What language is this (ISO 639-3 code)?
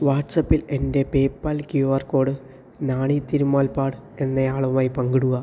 mal